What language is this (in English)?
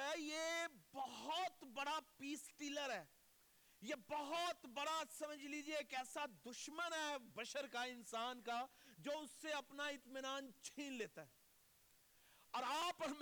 Urdu